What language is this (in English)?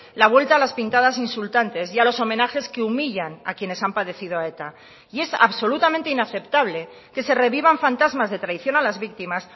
Spanish